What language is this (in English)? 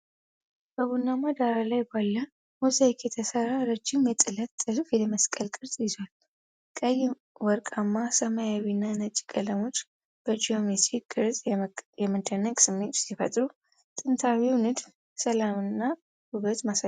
Amharic